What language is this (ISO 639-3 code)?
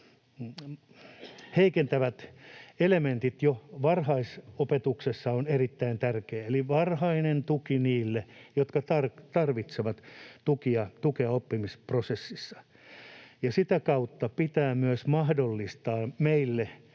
fin